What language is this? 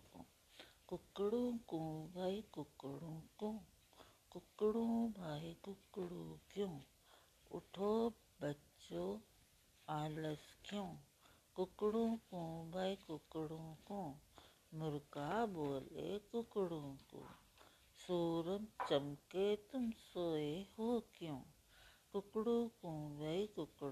Hindi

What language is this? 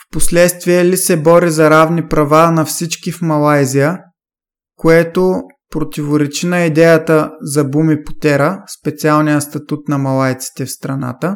Bulgarian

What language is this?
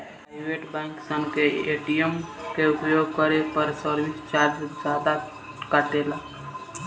Bhojpuri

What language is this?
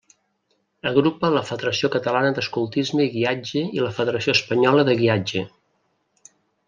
Catalan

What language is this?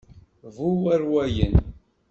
Kabyle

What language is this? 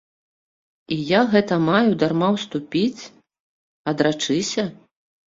Belarusian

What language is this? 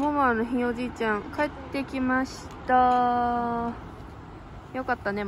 Japanese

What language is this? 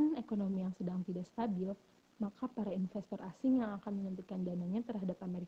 Indonesian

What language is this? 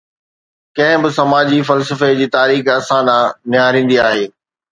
Sindhi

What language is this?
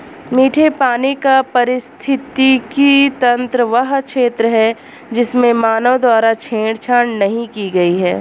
Hindi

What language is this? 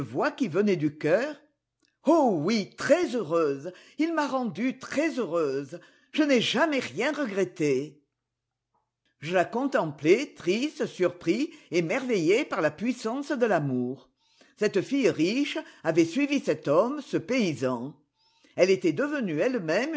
French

